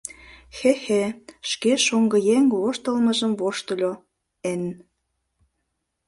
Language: Mari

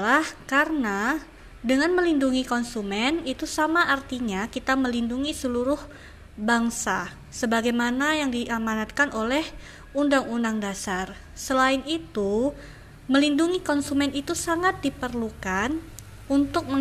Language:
Indonesian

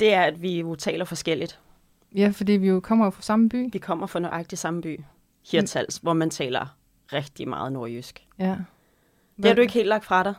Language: Danish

